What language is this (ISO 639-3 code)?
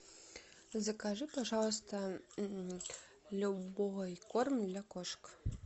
rus